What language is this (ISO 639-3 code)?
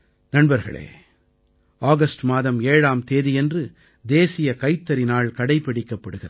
tam